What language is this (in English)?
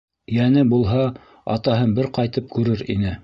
Bashkir